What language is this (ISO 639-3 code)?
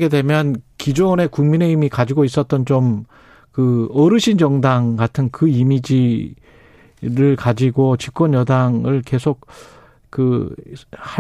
kor